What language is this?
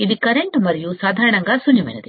Telugu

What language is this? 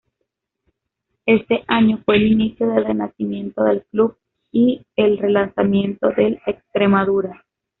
Spanish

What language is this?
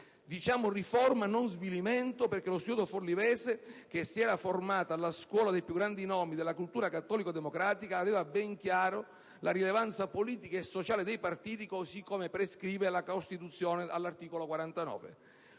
Italian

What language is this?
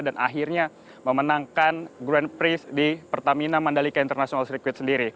Indonesian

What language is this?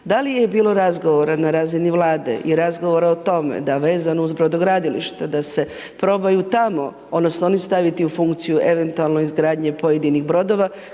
Croatian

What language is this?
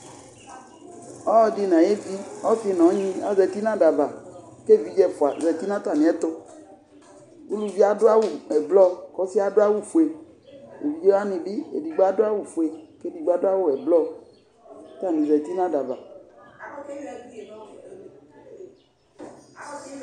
Ikposo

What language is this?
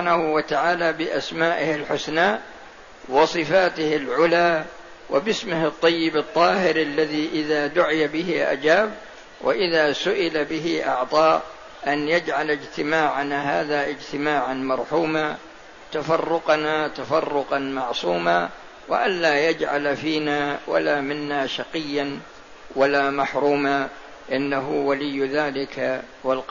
Arabic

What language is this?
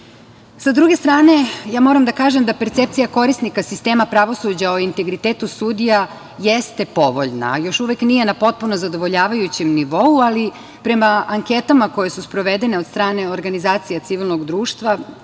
Serbian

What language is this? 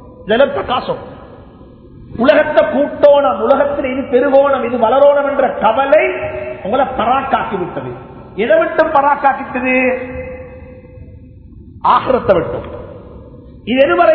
Tamil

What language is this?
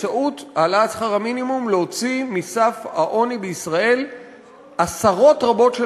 Hebrew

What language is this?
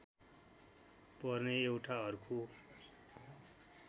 Nepali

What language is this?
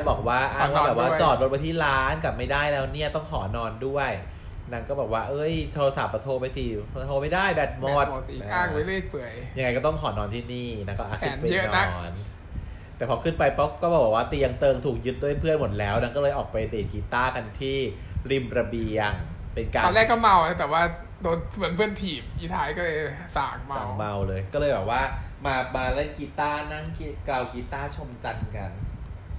Thai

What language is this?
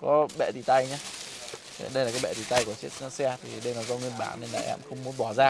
Vietnamese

